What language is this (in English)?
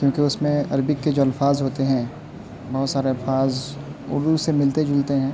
Urdu